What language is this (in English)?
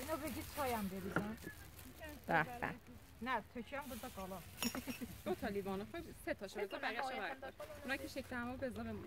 Persian